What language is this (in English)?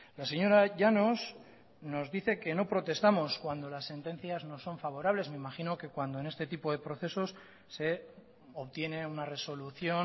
Spanish